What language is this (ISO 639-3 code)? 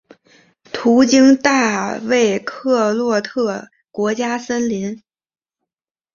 zho